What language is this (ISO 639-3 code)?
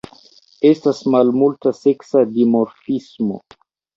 epo